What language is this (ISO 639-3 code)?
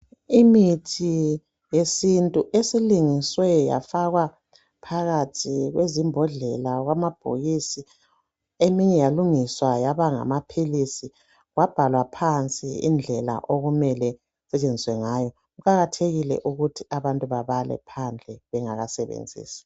nde